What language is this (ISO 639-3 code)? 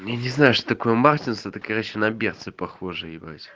rus